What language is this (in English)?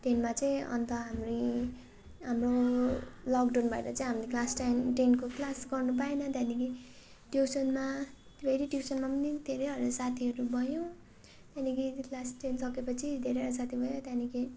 Nepali